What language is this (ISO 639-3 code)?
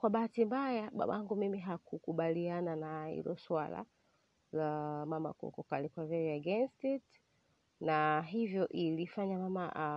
swa